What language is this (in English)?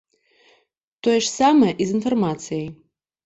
Belarusian